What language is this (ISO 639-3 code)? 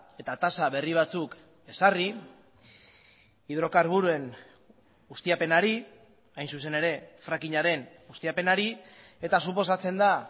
eus